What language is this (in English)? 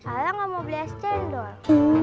Indonesian